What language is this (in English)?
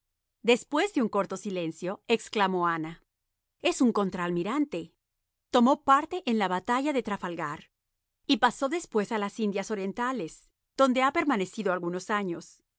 Spanish